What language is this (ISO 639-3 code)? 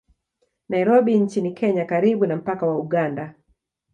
swa